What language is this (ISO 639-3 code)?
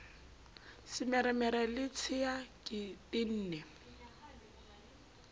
sot